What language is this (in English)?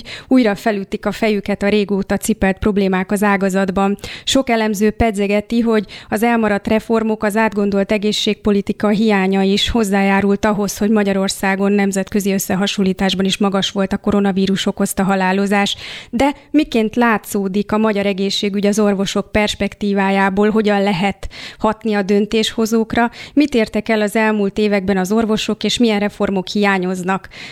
Hungarian